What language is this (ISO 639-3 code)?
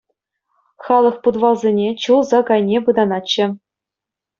chv